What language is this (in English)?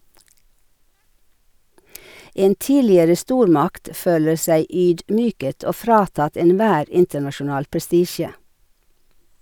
Norwegian